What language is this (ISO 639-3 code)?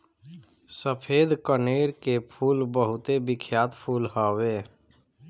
bho